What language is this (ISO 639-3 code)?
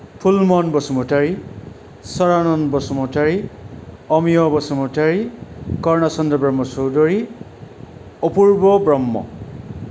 brx